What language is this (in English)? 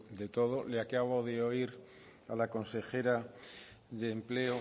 Spanish